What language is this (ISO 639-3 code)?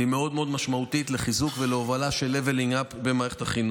heb